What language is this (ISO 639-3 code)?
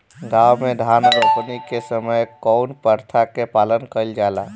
bho